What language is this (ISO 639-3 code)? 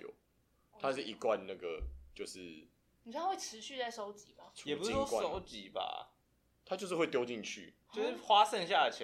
zho